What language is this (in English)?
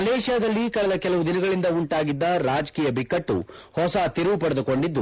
Kannada